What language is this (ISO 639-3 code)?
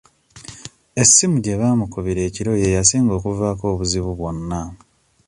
lug